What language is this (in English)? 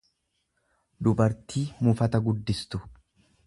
Oromo